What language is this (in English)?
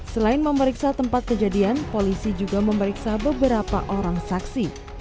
Indonesian